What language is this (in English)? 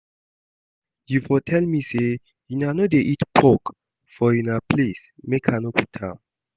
Nigerian Pidgin